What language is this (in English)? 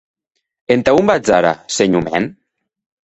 Occitan